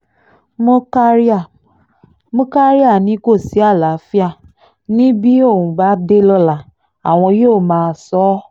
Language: Yoruba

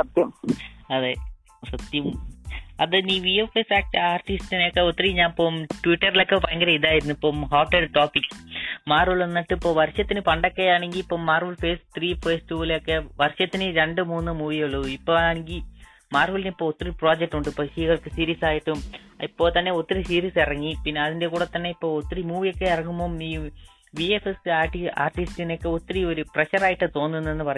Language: Malayalam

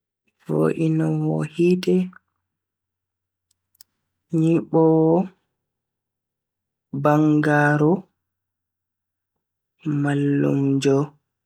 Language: Bagirmi Fulfulde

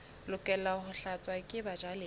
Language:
Southern Sotho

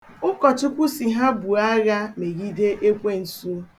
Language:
Igbo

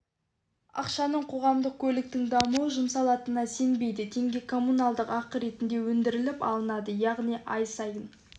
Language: Kazakh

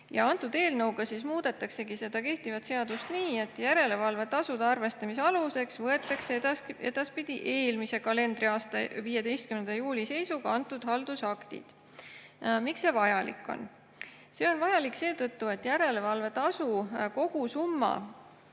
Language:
Estonian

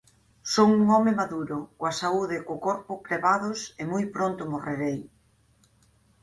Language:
Galician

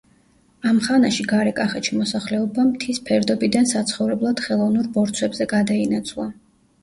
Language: Georgian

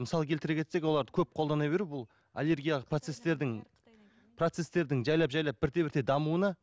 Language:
Kazakh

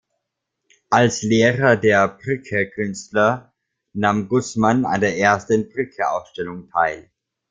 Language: German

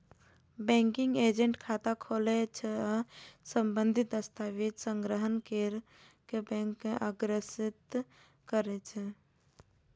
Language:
Maithili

